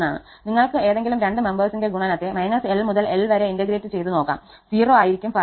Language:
Malayalam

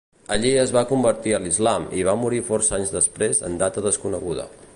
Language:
Catalan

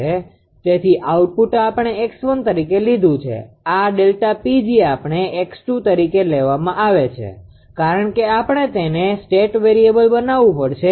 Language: Gujarati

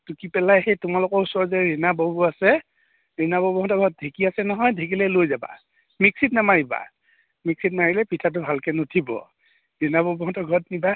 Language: Assamese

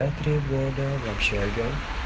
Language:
Russian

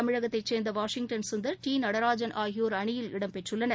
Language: Tamil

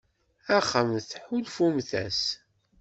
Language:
Kabyle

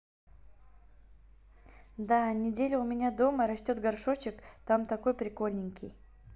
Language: Russian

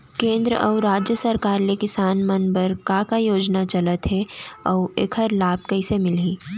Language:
Chhattisgarhi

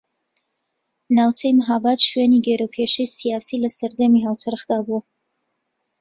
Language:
Central Kurdish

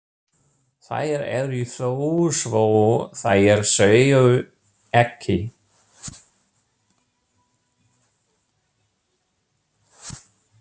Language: Icelandic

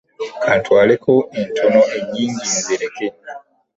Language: Ganda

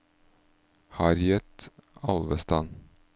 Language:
Norwegian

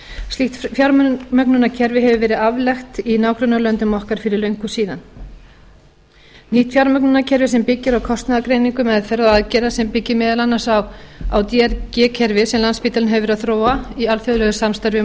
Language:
Icelandic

